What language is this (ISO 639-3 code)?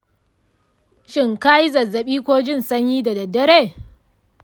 hau